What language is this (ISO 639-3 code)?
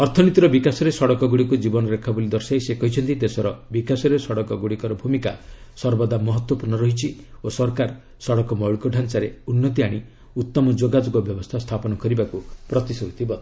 ori